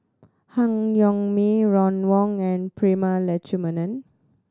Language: English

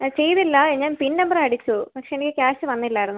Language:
Malayalam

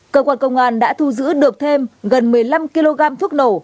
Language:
Vietnamese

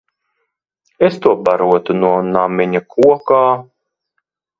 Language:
Latvian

